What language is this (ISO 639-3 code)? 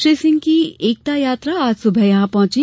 hin